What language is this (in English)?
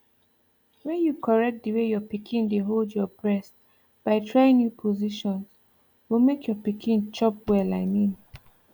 Nigerian Pidgin